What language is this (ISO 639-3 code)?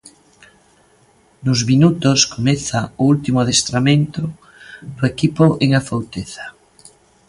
glg